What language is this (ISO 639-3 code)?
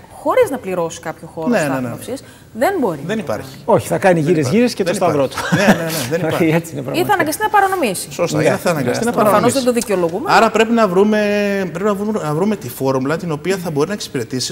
ell